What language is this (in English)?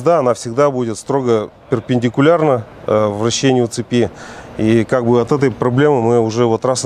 Russian